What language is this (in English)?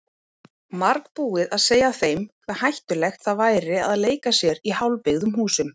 Icelandic